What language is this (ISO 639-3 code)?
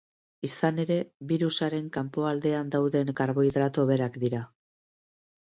eus